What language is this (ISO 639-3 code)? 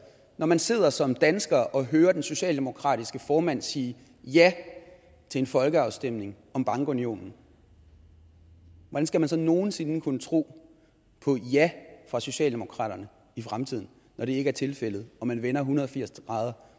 dan